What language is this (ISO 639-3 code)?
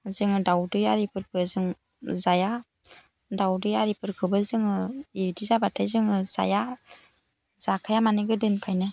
brx